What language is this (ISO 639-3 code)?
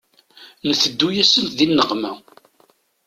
kab